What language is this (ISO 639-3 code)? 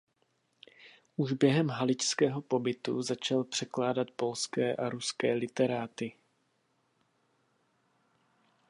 ces